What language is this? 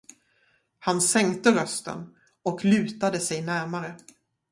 Swedish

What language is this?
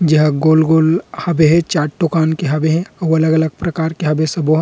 Chhattisgarhi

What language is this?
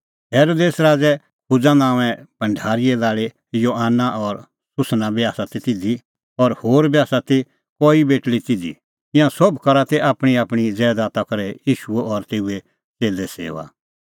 Kullu Pahari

